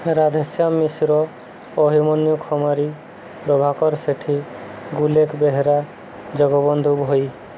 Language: Odia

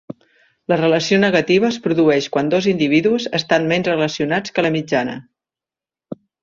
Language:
Catalan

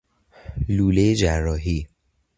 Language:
Persian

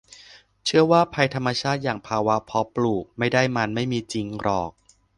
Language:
Thai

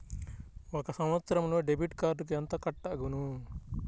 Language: Telugu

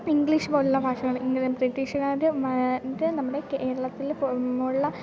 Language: Malayalam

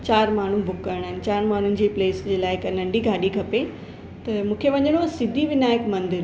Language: Sindhi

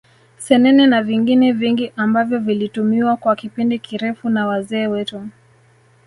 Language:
Swahili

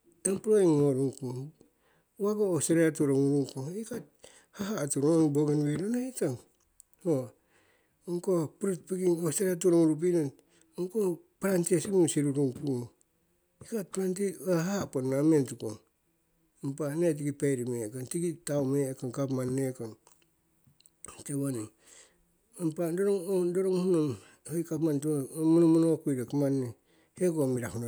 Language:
Siwai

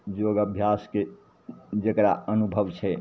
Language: Maithili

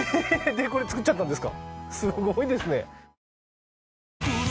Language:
Japanese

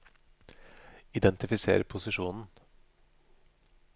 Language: Norwegian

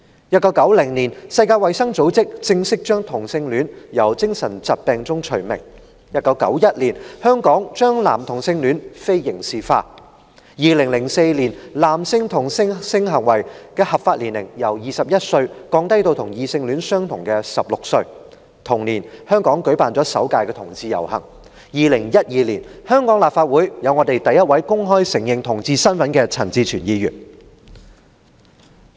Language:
Cantonese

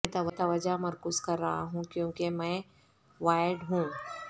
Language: Urdu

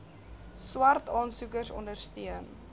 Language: Afrikaans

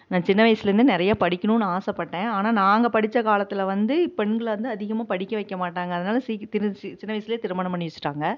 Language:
Tamil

